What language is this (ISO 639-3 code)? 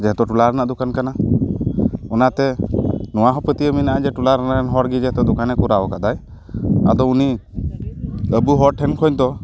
sat